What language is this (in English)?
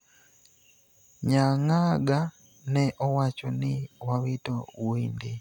Luo (Kenya and Tanzania)